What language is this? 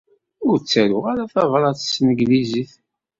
Kabyle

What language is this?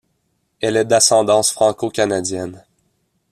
French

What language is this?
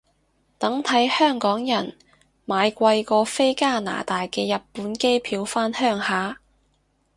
Cantonese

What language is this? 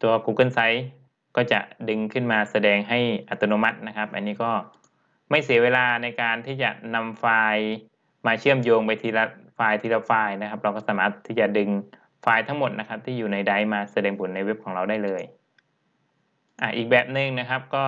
Thai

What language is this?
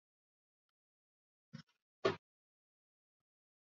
Swahili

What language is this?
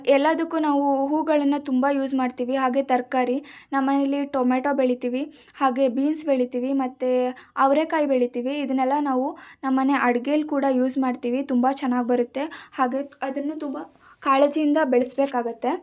Kannada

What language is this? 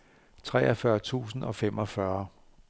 Danish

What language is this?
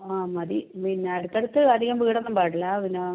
Malayalam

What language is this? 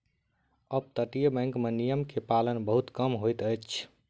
Maithili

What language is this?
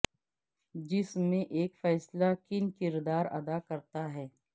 Urdu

